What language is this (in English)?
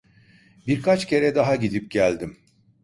Turkish